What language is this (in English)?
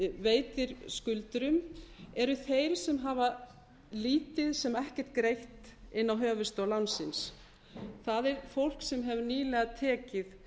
Icelandic